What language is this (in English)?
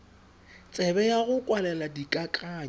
Tswana